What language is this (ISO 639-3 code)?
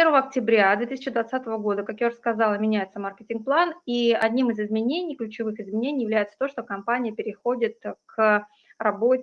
rus